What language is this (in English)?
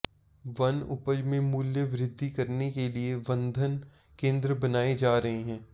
Hindi